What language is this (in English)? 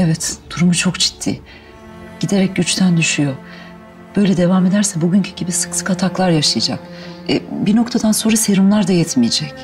Turkish